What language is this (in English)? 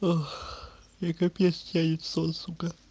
Russian